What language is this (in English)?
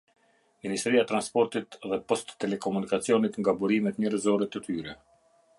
Albanian